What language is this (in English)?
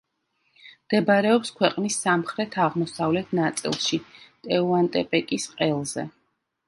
Georgian